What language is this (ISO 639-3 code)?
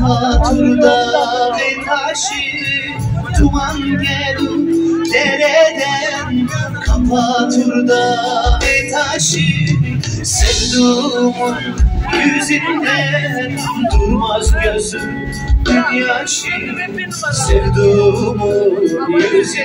tur